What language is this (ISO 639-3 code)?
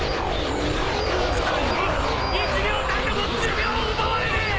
jpn